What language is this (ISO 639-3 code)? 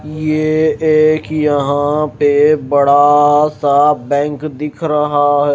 hin